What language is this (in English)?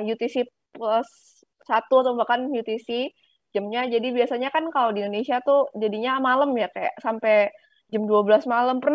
Indonesian